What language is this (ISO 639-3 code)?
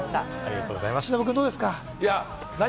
jpn